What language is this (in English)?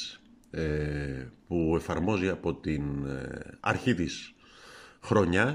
Greek